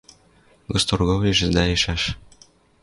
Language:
Western Mari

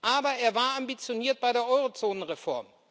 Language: German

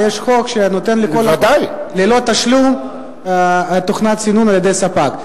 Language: Hebrew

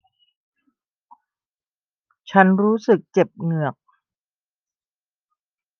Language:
Thai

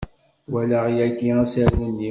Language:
Kabyle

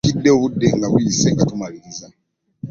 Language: Ganda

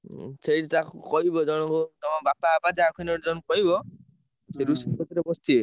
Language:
Odia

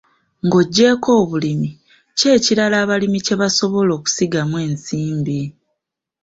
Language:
Ganda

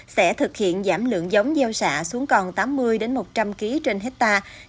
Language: Vietnamese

